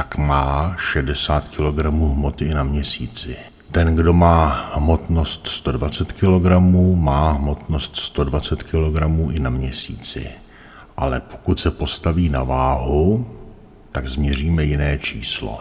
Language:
Czech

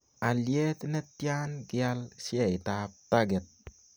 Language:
Kalenjin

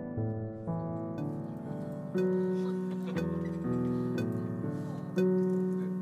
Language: Korean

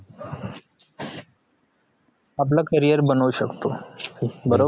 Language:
Marathi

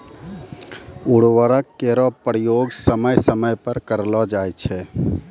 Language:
Maithili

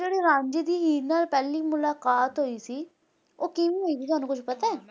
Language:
Punjabi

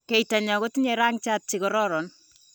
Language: Kalenjin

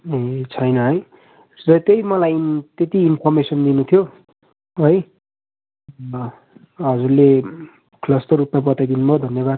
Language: Nepali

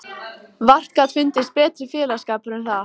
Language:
Icelandic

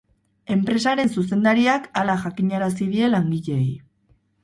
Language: Basque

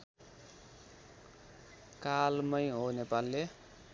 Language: Nepali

